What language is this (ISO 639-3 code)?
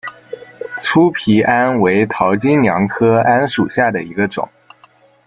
zho